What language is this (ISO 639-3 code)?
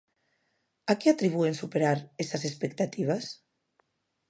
glg